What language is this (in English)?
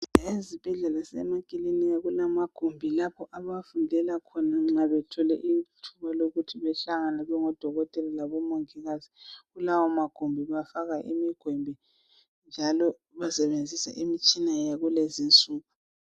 North Ndebele